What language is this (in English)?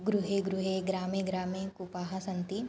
Sanskrit